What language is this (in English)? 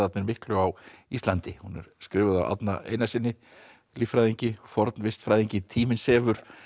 Icelandic